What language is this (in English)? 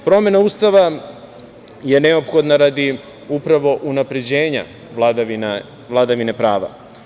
Serbian